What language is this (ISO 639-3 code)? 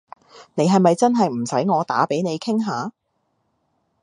yue